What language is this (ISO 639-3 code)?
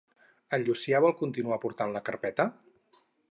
cat